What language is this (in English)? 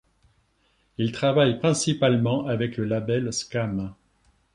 French